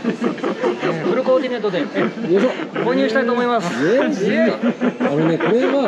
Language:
Japanese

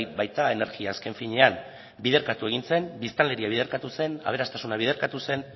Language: Basque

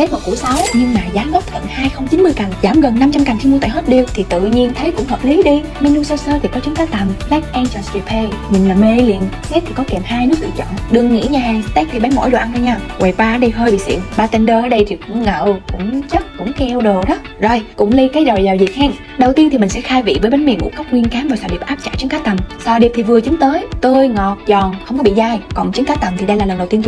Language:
Vietnamese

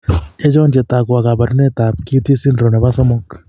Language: Kalenjin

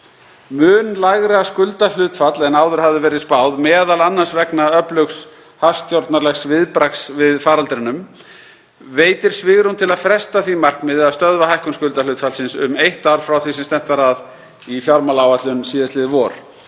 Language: Icelandic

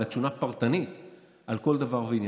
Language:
Hebrew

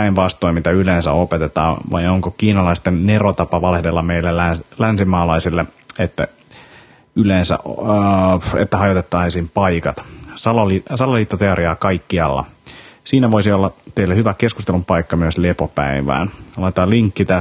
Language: Finnish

